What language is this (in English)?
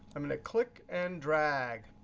English